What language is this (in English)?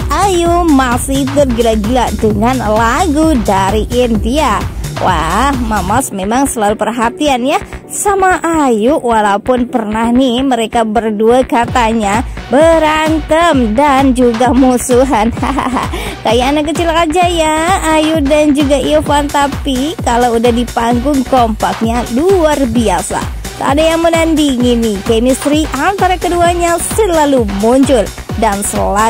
Indonesian